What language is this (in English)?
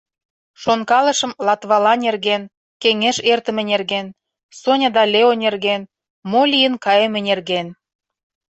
Mari